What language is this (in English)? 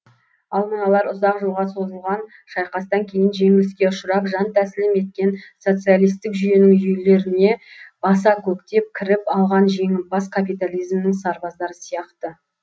Kazakh